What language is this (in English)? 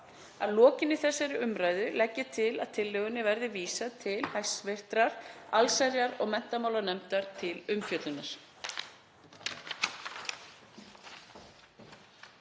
Icelandic